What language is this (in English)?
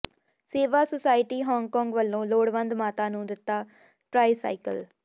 Punjabi